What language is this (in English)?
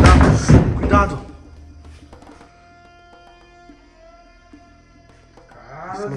Portuguese